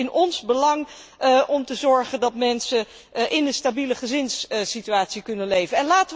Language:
Dutch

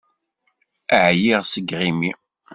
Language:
Kabyle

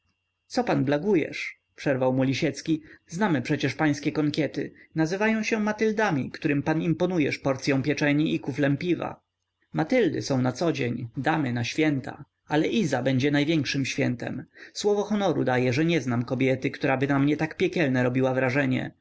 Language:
Polish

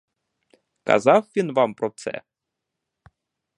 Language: Ukrainian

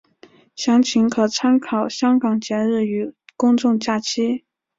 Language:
Chinese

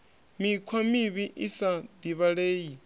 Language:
Venda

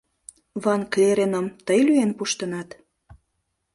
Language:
Mari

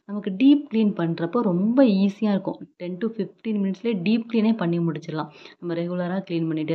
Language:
Tamil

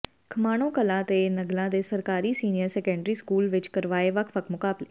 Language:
Punjabi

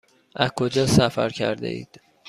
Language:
Persian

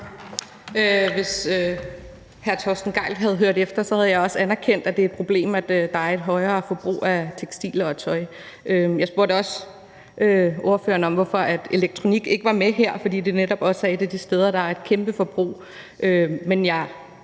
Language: Danish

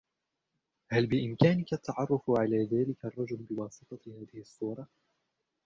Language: Arabic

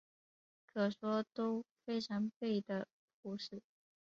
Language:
Chinese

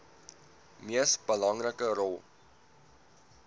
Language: Afrikaans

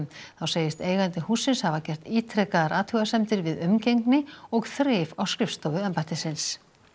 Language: Icelandic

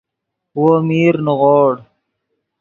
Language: Yidgha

